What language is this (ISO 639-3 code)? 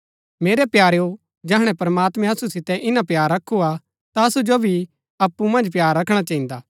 gbk